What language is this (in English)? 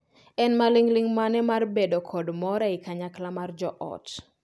Luo (Kenya and Tanzania)